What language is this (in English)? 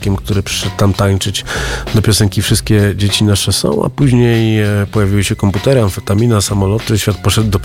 Polish